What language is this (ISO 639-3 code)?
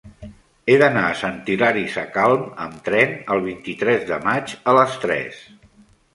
cat